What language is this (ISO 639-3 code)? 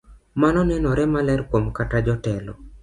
luo